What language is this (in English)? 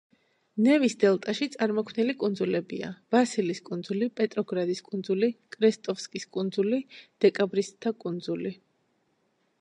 Georgian